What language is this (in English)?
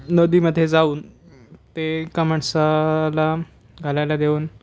Marathi